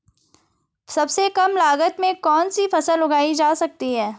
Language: Hindi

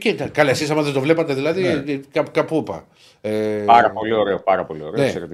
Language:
Greek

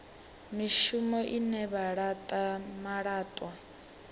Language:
Venda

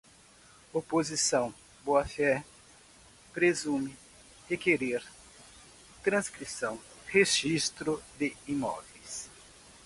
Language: Portuguese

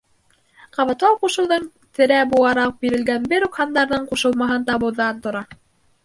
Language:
Bashkir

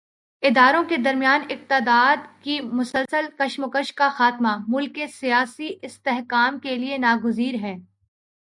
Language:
Urdu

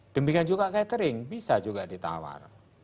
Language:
Indonesian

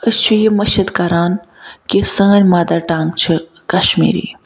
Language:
Kashmiri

